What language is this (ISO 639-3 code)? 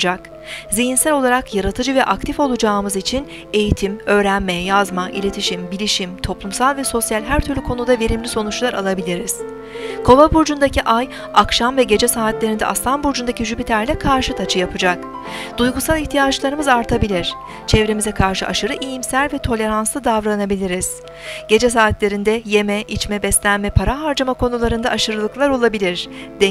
tur